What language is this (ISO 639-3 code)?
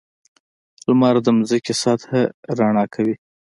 pus